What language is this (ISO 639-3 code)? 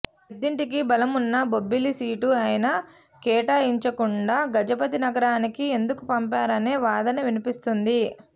tel